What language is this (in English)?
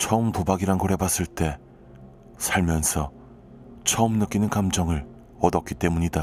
Korean